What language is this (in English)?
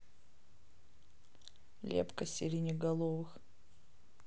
Russian